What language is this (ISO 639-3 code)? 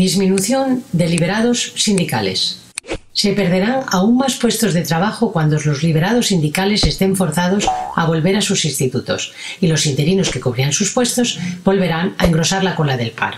spa